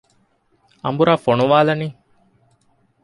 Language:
Divehi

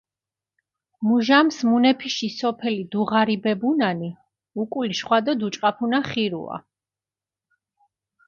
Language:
Mingrelian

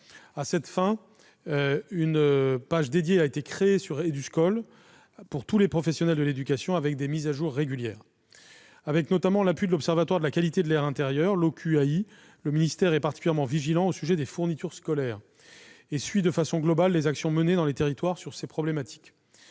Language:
French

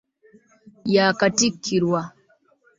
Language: Ganda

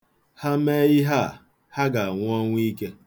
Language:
Igbo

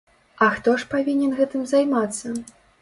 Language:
Belarusian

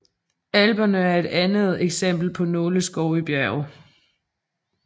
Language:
Danish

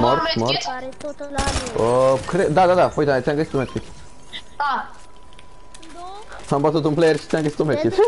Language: Romanian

